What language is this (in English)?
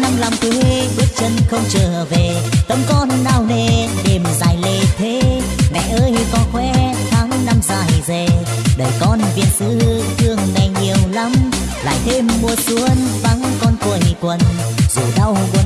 Vietnamese